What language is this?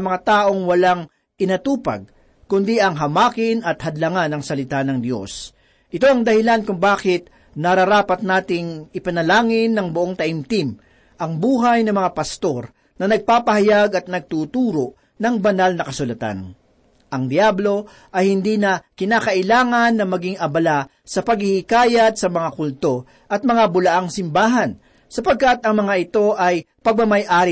Filipino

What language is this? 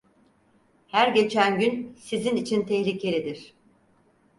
Turkish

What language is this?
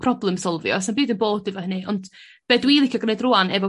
Welsh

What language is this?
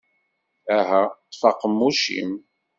Kabyle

